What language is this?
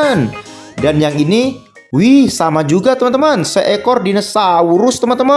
Indonesian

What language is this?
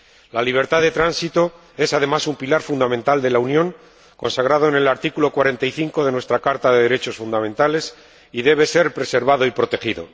Spanish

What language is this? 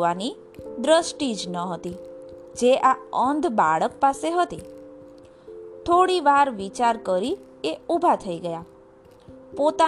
Gujarati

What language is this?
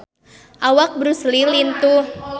Sundanese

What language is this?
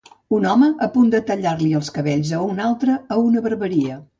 Catalan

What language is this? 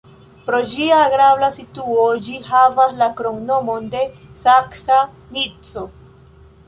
Esperanto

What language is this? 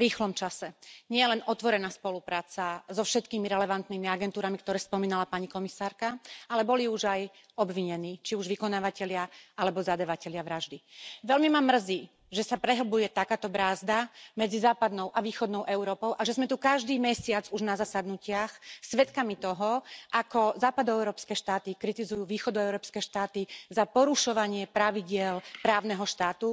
Slovak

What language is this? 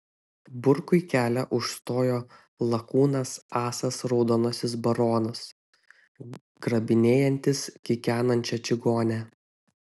Lithuanian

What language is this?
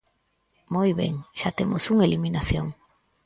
Galician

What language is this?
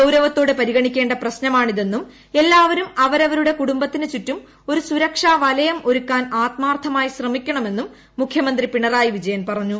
Malayalam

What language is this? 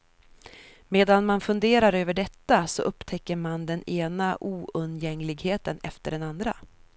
Swedish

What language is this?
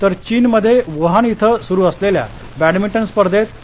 Marathi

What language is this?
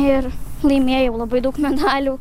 Lithuanian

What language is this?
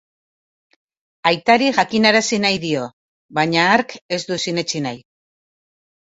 Basque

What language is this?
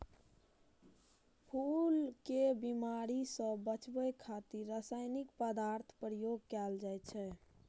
Maithili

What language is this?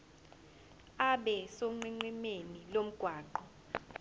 Zulu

